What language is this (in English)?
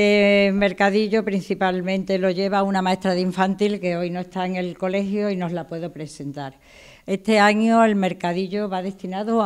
Spanish